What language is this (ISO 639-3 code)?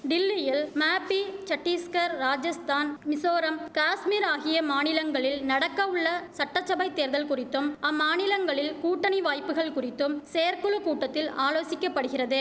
tam